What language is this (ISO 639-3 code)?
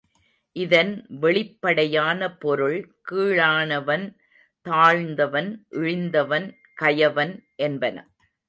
tam